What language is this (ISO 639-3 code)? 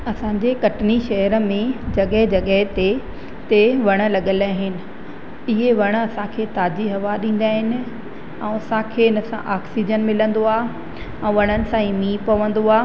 snd